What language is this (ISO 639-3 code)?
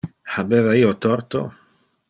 ina